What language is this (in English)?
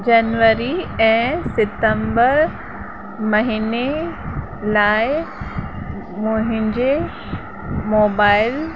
Sindhi